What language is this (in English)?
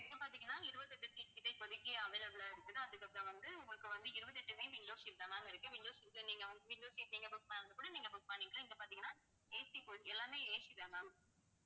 Tamil